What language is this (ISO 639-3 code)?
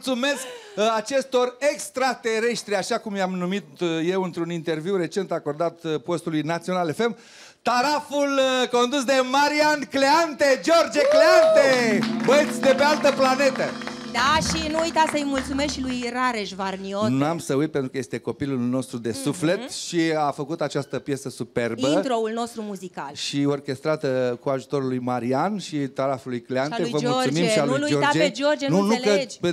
ron